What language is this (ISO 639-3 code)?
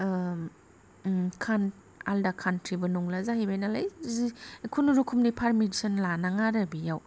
brx